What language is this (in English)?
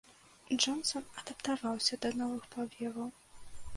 Belarusian